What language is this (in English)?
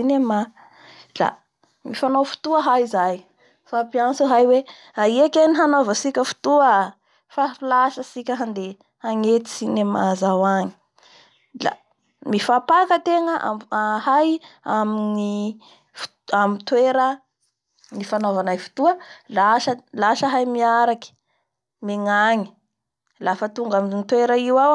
Bara Malagasy